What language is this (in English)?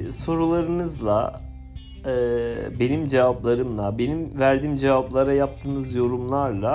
Turkish